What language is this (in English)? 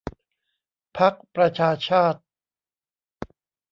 Thai